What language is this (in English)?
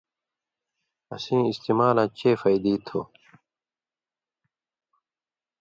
Indus Kohistani